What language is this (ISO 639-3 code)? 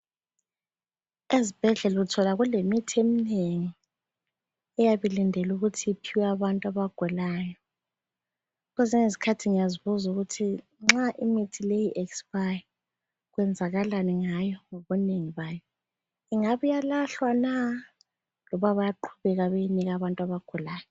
nde